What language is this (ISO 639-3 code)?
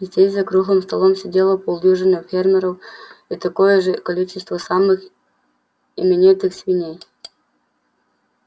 rus